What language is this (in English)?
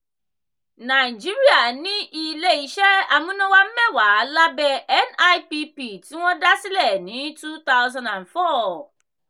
Yoruba